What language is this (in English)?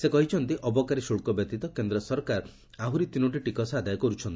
Odia